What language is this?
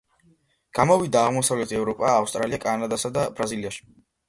Georgian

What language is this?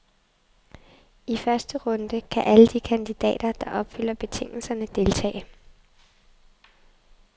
Danish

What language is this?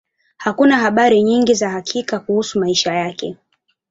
Swahili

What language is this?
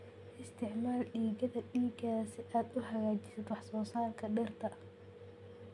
Somali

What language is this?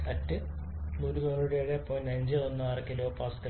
Malayalam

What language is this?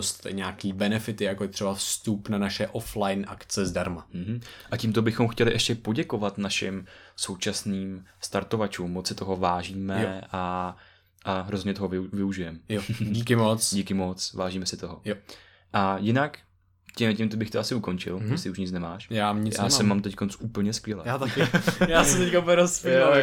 Czech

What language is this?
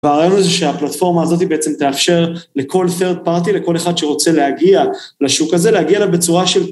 Hebrew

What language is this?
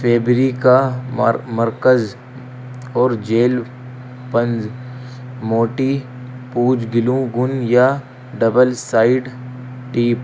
Urdu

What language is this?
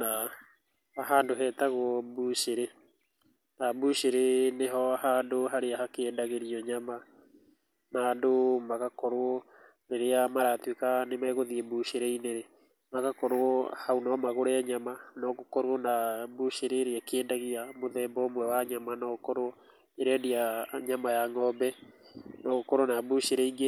Kikuyu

